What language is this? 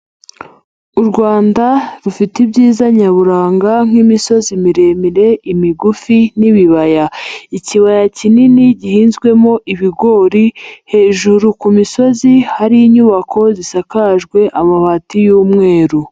Kinyarwanda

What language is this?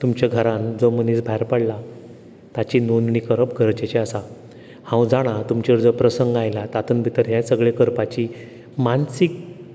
Konkani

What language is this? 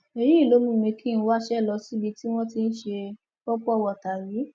Yoruba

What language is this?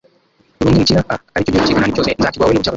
Kinyarwanda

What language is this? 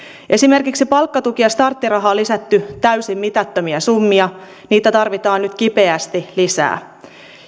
Finnish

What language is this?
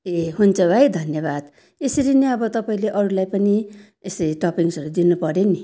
Nepali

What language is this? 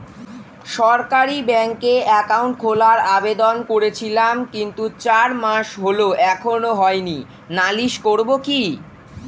Bangla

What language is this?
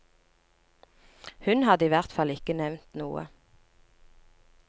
Norwegian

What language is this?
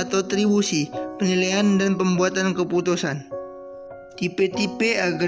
Indonesian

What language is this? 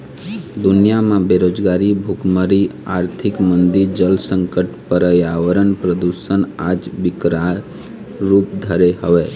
Chhattisgarhi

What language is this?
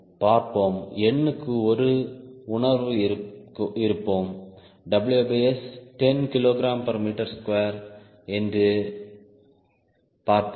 Tamil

